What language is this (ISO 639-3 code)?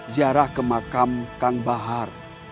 ind